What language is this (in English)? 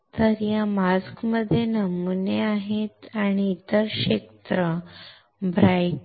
Marathi